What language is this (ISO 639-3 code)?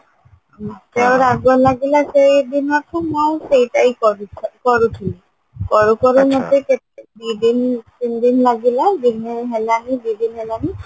ori